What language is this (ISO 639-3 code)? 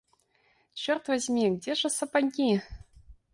rus